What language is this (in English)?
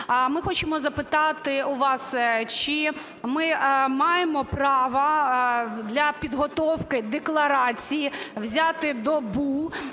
Ukrainian